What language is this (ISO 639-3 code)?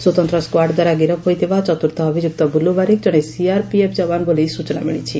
ori